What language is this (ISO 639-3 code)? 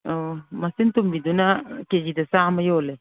mni